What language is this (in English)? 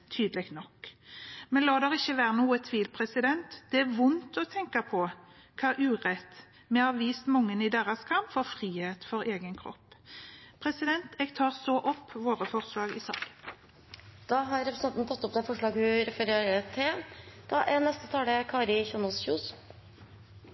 Norwegian